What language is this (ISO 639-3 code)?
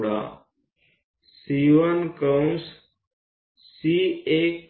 guj